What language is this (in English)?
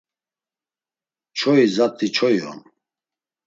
Laz